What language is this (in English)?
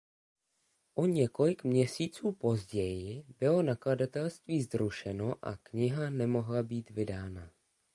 Czech